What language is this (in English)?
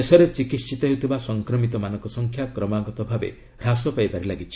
Odia